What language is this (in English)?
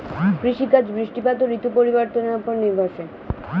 Bangla